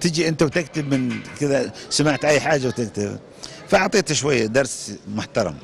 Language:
Arabic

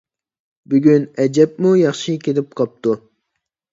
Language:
Uyghur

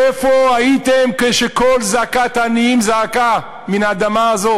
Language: Hebrew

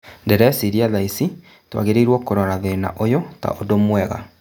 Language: Kikuyu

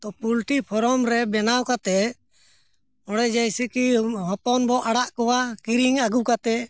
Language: Santali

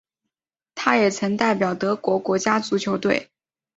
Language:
Chinese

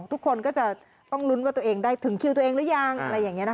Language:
Thai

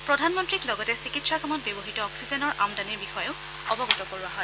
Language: Assamese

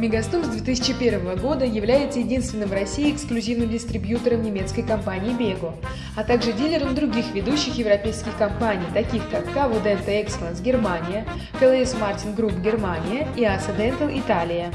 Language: Russian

